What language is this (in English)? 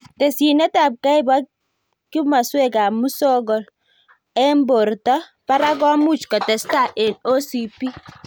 Kalenjin